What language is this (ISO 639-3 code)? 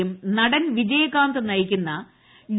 mal